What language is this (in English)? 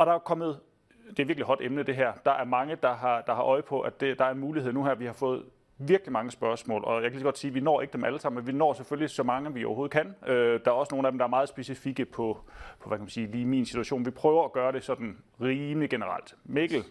Danish